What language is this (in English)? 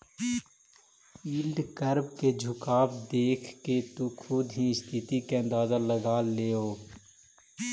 Magahi